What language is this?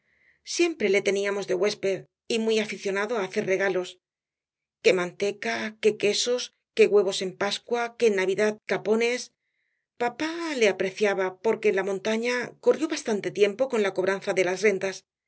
Spanish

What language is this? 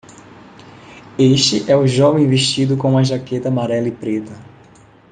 Portuguese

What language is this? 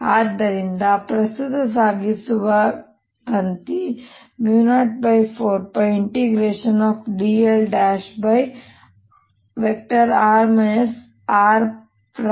Kannada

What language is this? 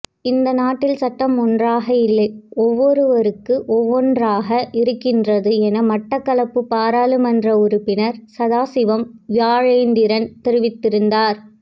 Tamil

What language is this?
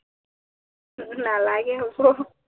Assamese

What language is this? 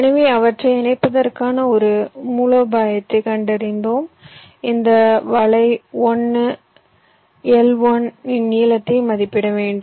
Tamil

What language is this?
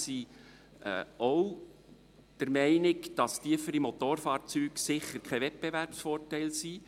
Swiss German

